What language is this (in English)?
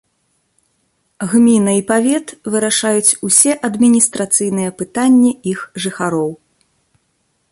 Belarusian